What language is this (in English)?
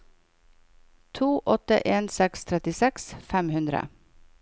Norwegian